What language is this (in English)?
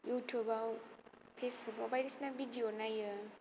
Bodo